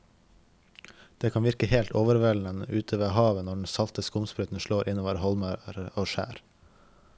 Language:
Norwegian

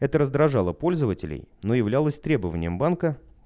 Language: Russian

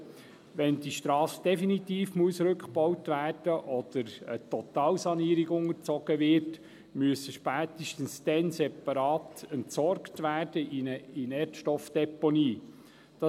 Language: Swiss German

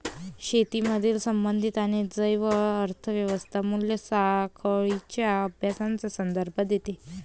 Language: Marathi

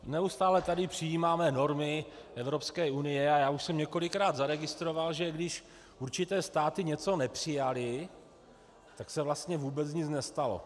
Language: Czech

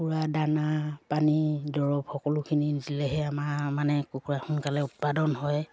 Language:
Assamese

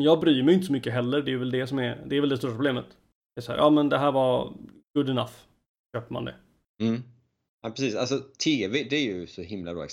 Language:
Swedish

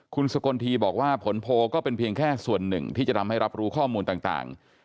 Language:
Thai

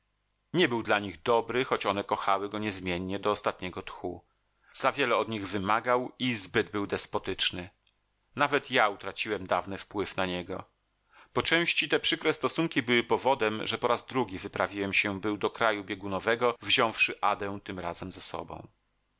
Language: Polish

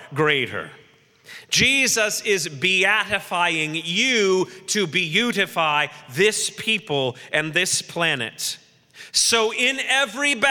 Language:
English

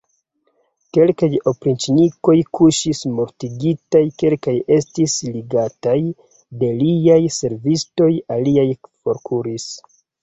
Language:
Esperanto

